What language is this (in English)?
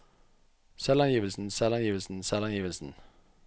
Norwegian